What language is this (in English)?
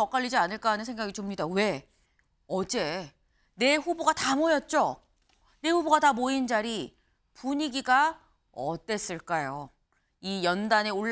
Korean